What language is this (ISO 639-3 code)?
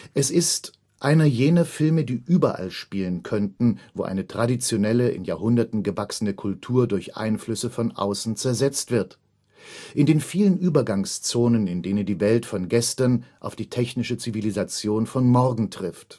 deu